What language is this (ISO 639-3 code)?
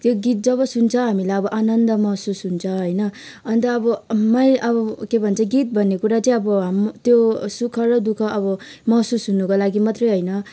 nep